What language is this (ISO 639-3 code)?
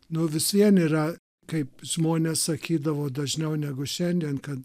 lit